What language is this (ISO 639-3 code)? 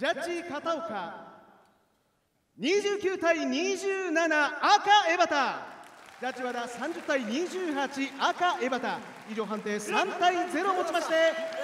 jpn